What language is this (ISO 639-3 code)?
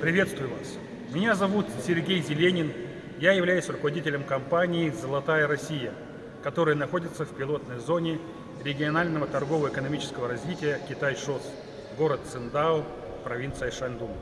rus